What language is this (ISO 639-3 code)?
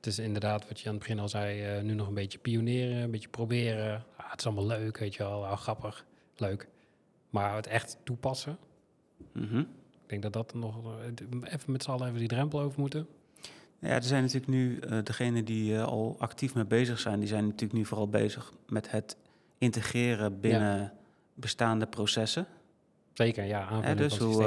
nld